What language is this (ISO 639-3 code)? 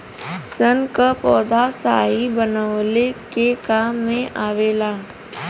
bho